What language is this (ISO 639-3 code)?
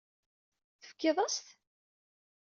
kab